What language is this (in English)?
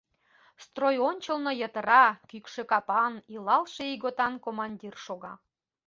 Mari